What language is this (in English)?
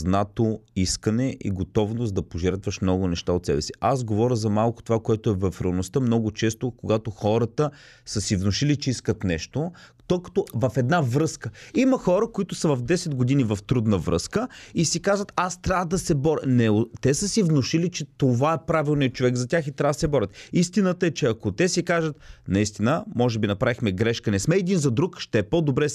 Bulgarian